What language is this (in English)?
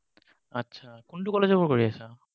Assamese